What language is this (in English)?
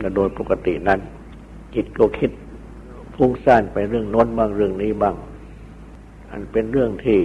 Thai